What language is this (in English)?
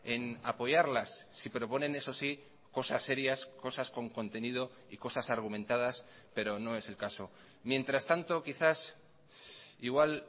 Spanish